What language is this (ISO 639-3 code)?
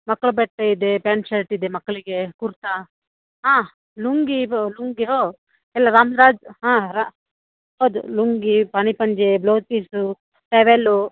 kan